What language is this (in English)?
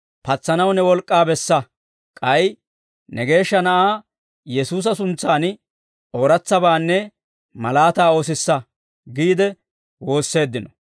Dawro